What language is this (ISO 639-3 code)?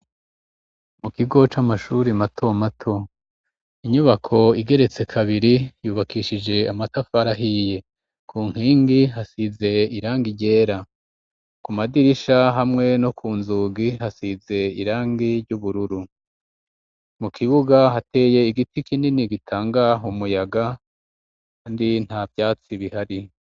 run